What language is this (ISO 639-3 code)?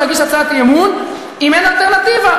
heb